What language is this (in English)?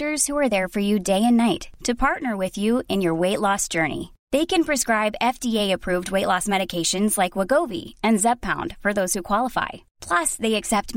Arabic